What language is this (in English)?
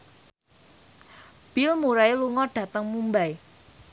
Javanese